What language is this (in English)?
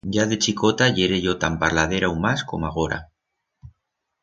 Aragonese